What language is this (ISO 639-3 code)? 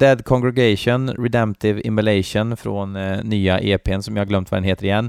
swe